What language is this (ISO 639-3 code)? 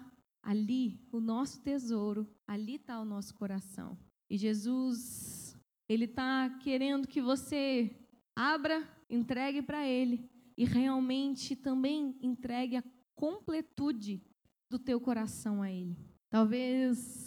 por